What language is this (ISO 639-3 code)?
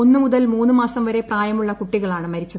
mal